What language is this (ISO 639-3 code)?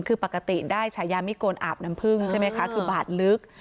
tha